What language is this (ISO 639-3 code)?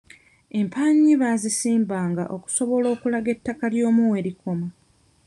lug